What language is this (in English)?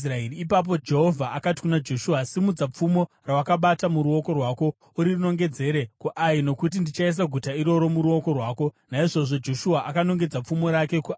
Shona